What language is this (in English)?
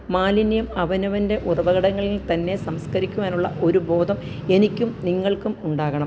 Malayalam